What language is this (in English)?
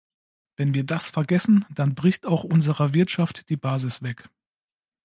German